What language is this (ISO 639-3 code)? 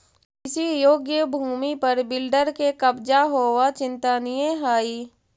mag